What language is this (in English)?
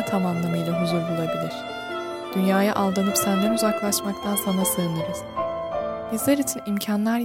Turkish